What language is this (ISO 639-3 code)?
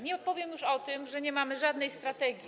pol